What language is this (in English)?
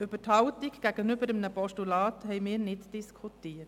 Swiss German